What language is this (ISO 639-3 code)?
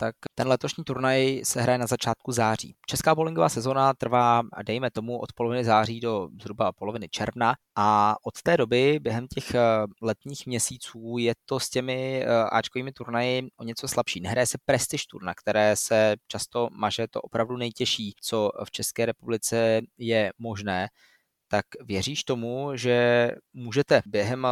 ces